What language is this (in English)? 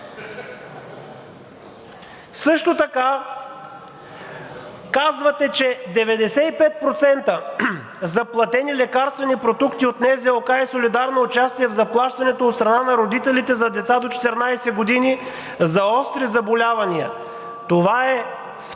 Bulgarian